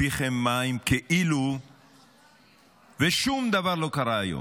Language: Hebrew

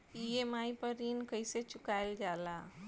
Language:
Bhojpuri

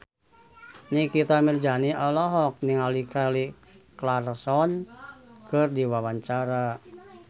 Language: Sundanese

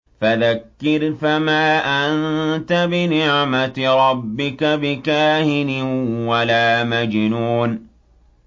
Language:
Arabic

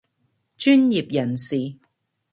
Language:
Cantonese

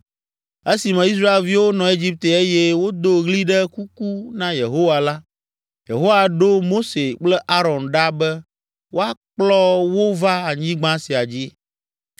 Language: Ewe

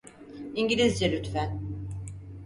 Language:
Turkish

